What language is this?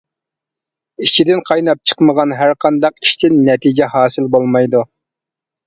Uyghur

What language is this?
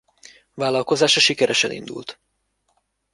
Hungarian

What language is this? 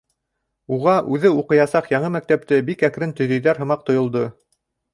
Bashkir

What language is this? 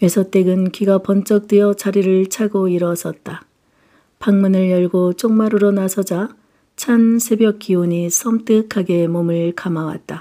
Korean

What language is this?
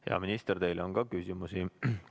Estonian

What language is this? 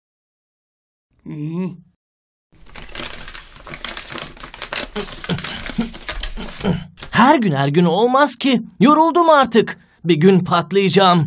Turkish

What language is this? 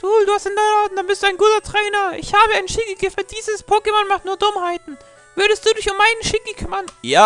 German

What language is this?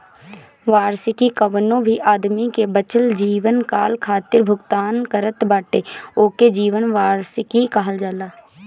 Bhojpuri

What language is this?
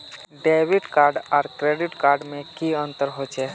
Magahi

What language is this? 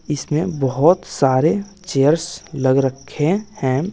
Hindi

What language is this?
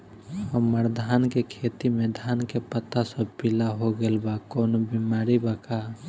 Bhojpuri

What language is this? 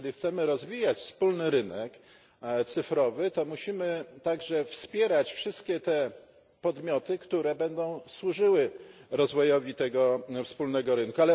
Polish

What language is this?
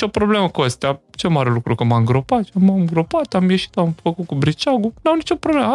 Romanian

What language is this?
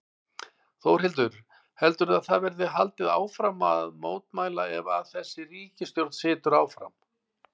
Icelandic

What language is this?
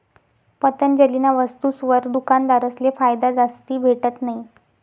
Marathi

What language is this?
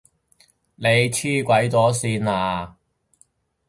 Cantonese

